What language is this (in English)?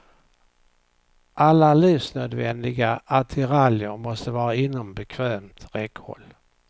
Swedish